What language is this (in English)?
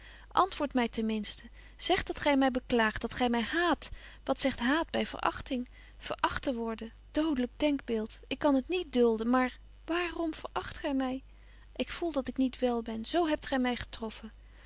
Dutch